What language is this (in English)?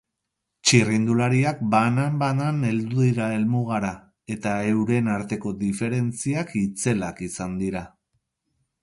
Basque